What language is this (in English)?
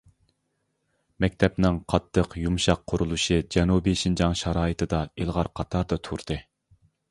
Uyghur